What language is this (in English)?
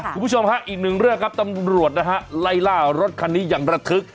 Thai